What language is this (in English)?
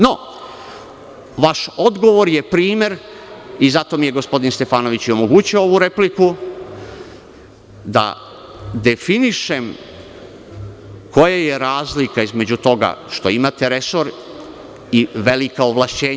Serbian